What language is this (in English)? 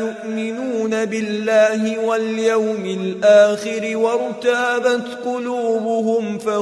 Arabic